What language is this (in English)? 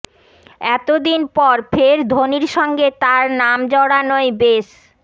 Bangla